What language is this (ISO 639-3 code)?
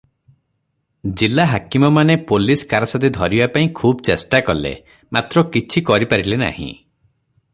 ori